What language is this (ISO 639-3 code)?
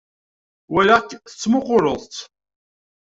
kab